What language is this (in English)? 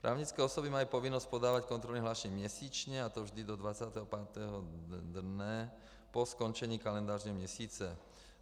Czech